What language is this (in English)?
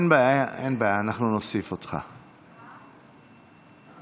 Hebrew